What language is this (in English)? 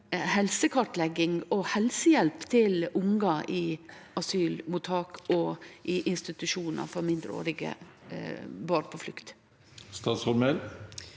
Norwegian